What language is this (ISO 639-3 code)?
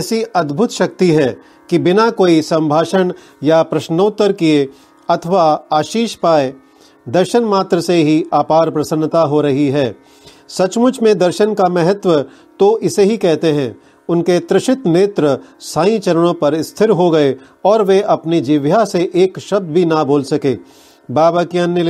hin